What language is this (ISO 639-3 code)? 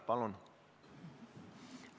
est